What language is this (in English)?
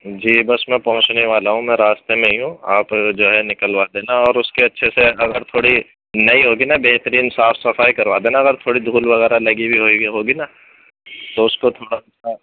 Urdu